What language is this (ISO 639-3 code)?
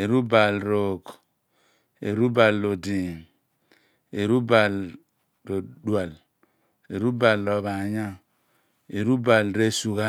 abn